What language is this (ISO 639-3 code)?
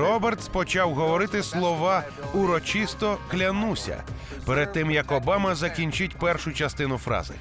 ukr